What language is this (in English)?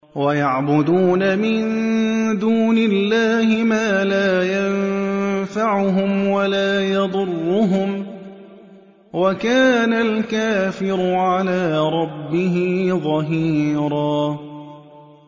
Arabic